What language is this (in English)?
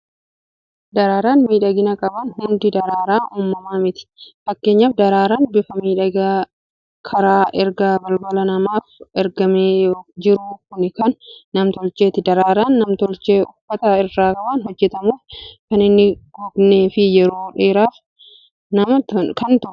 Oromo